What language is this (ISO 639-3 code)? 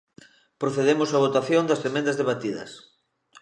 glg